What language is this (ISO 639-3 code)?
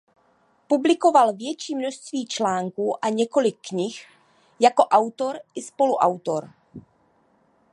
ces